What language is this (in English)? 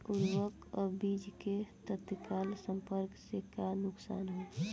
Bhojpuri